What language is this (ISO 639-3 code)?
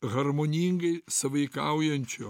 lit